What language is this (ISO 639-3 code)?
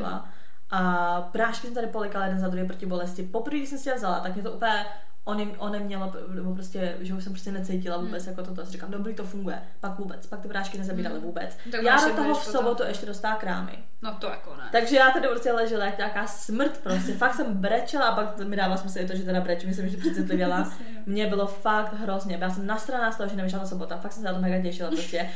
ces